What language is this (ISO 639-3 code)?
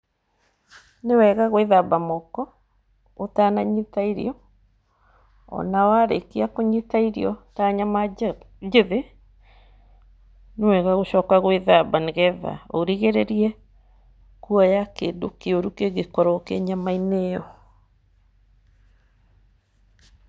kik